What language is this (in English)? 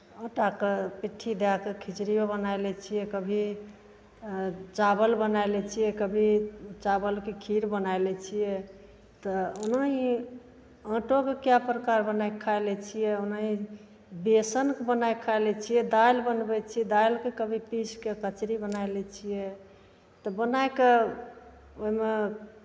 Maithili